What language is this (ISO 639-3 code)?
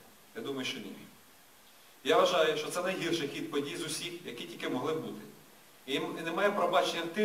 ukr